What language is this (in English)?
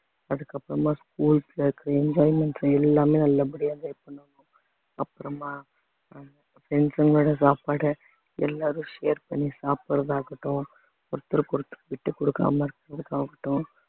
Tamil